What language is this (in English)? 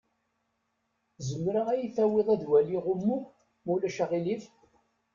Kabyle